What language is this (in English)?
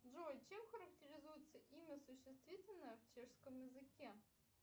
Russian